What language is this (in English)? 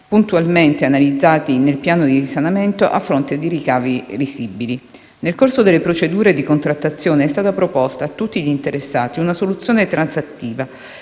Italian